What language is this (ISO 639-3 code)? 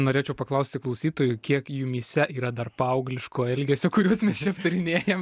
lit